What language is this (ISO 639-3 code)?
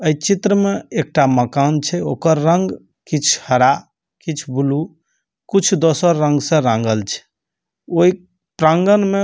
mai